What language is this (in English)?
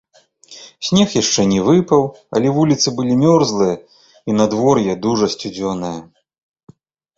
Belarusian